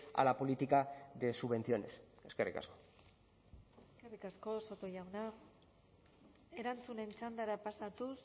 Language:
Basque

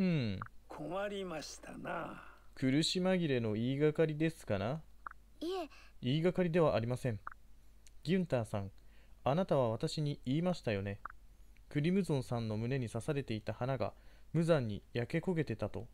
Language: Japanese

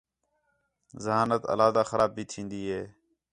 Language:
Khetrani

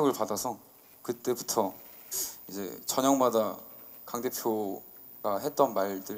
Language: Korean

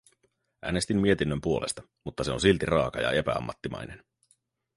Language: Finnish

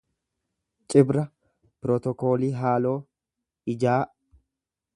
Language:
Oromo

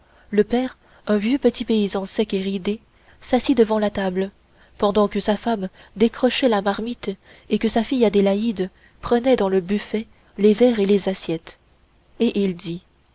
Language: French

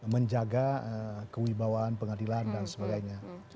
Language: Indonesian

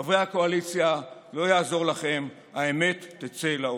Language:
Hebrew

